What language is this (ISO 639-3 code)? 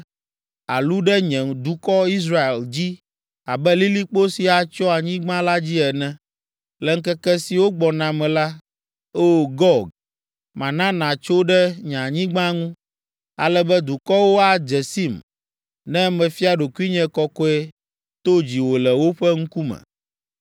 ewe